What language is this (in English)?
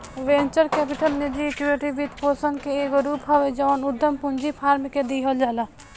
Bhojpuri